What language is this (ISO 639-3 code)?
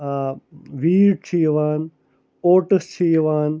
kas